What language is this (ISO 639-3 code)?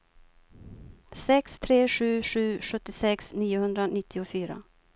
swe